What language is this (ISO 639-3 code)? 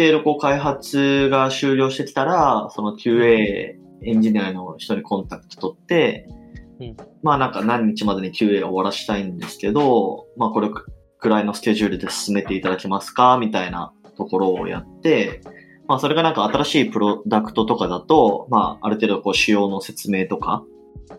jpn